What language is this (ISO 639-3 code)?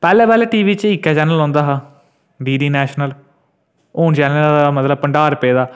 doi